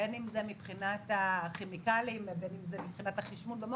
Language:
Hebrew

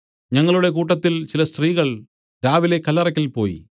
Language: Malayalam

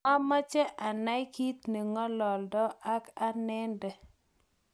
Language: Kalenjin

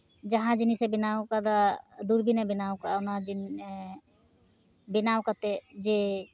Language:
Santali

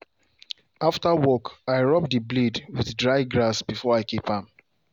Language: Nigerian Pidgin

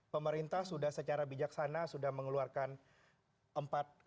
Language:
Indonesian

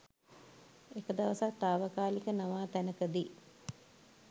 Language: Sinhala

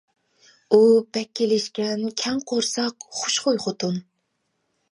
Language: Uyghur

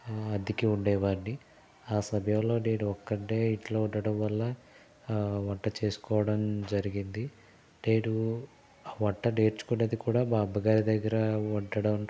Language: Telugu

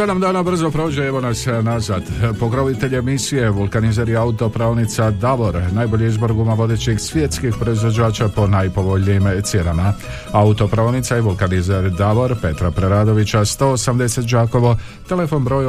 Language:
Croatian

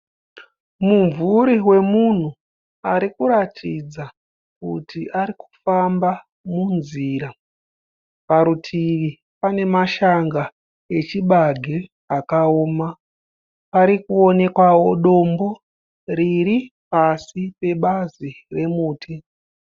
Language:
Shona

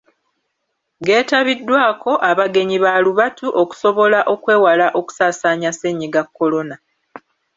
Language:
Ganda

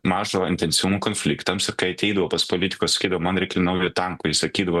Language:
Lithuanian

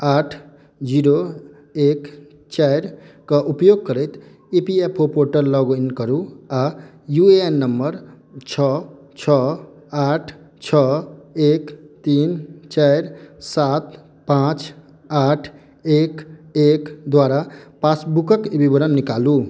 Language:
Maithili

